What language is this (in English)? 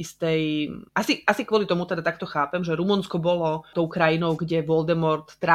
Slovak